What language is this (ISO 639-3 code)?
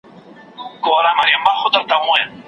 pus